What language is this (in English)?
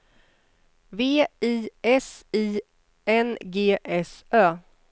Swedish